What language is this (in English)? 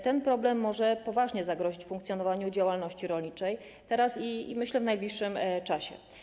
Polish